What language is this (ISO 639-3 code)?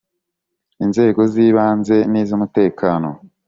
kin